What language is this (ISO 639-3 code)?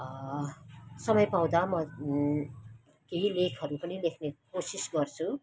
nep